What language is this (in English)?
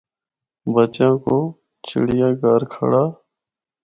Northern Hindko